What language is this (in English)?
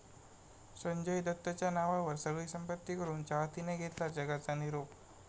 Marathi